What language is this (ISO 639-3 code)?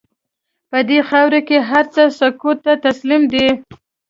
pus